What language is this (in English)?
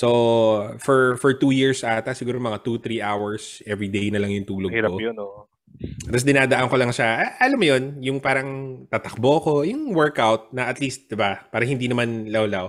Filipino